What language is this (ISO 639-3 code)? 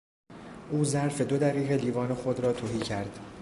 fas